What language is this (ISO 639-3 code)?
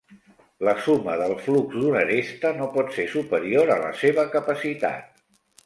cat